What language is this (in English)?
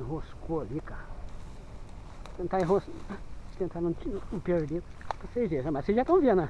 Portuguese